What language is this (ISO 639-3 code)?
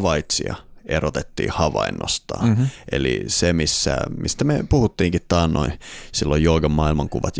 fin